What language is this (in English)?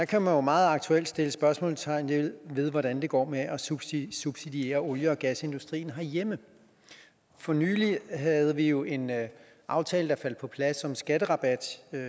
Danish